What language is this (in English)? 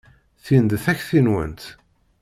Kabyle